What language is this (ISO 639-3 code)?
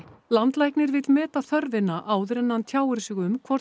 isl